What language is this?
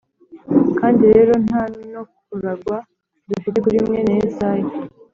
Kinyarwanda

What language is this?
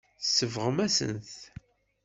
Kabyle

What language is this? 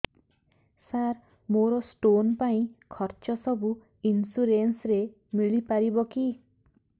Odia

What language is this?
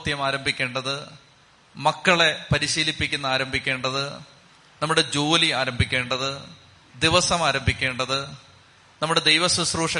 Malayalam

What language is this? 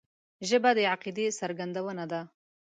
Pashto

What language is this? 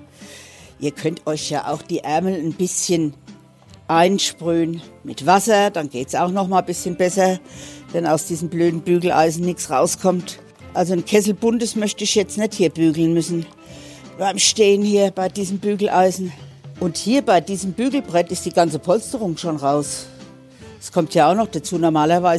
German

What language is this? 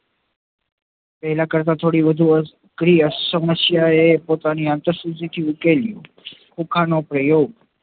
Gujarati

